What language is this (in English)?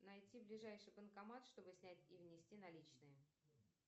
Russian